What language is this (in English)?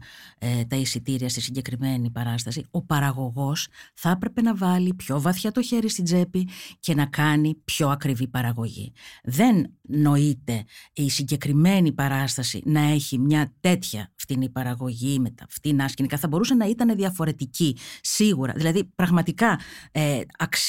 Greek